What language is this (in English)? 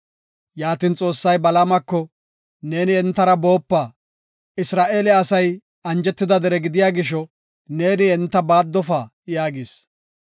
Gofa